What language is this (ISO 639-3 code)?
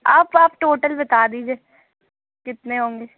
urd